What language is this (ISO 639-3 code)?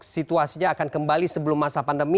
ind